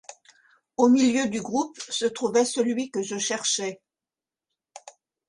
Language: French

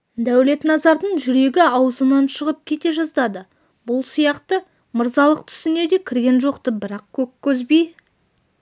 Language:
Kazakh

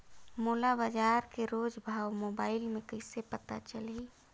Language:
Chhattisgarhi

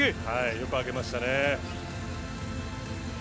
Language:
Japanese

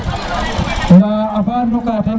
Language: Serer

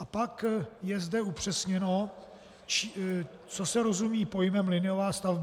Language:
Czech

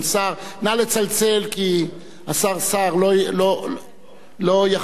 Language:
Hebrew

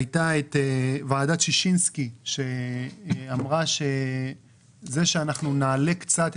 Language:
Hebrew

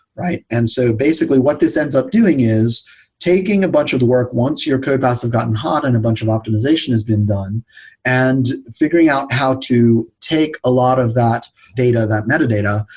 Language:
English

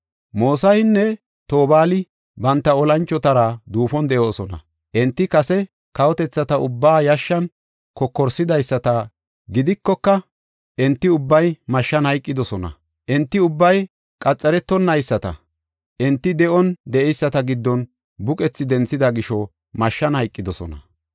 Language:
Gofa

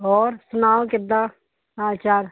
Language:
Punjabi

